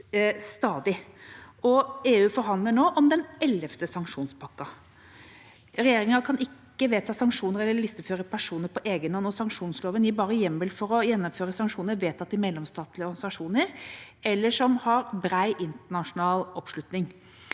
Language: Norwegian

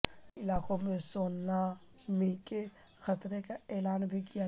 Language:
Urdu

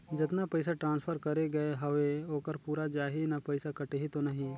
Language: Chhattisgarhi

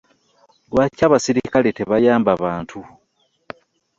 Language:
Ganda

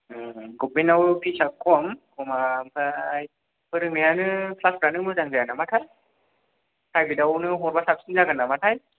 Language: Bodo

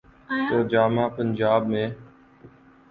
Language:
Urdu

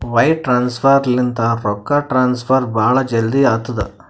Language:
Kannada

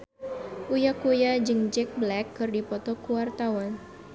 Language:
Sundanese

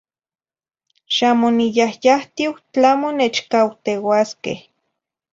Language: Zacatlán-Ahuacatlán-Tepetzintla Nahuatl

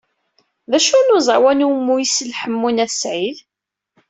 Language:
Kabyle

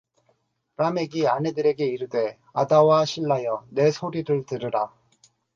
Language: Korean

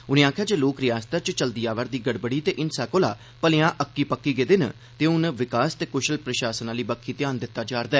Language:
Dogri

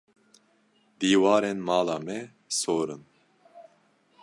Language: Kurdish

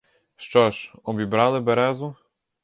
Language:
Ukrainian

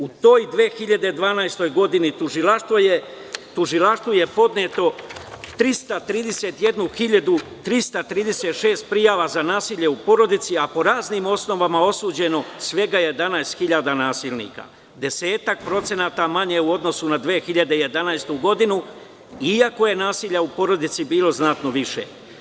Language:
Serbian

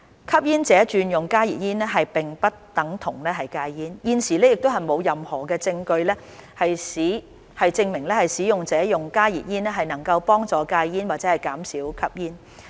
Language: Cantonese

